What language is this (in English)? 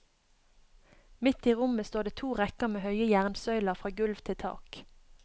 Norwegian